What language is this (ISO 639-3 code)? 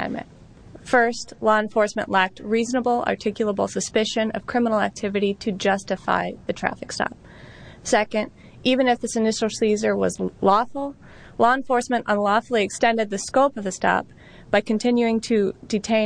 eng